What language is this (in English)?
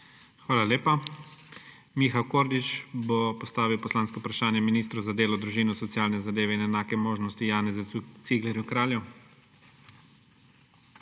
Slovenian